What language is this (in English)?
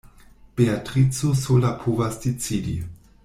Esperanto